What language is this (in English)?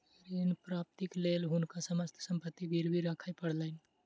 Maithili